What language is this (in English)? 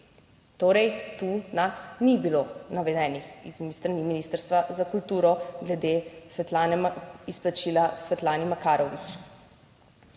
Slovenian